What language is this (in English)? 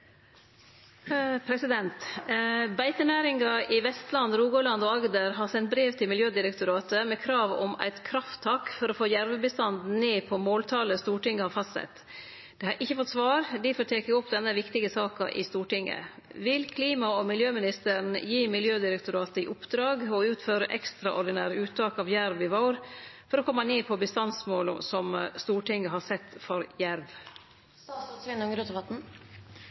Norwegian